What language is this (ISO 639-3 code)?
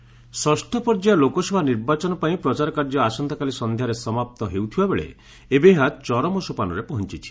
ori